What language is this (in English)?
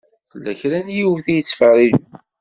Kabyle